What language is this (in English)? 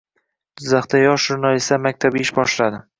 Uzbek